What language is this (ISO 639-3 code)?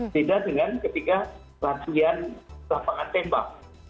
ind